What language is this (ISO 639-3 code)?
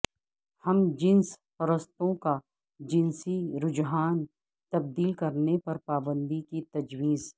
urd